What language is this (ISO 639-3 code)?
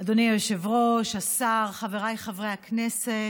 heb